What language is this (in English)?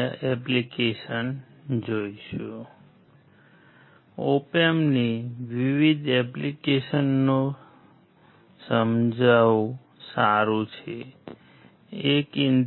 Gujarati